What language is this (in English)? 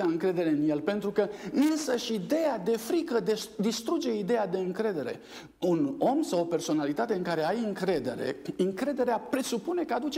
Romanian